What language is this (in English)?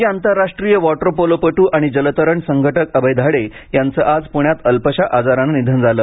Marathi